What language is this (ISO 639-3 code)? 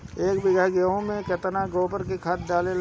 bho